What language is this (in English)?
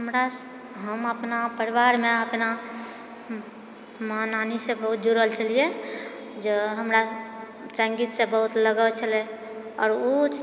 Maithili